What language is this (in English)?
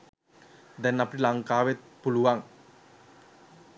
Sinhala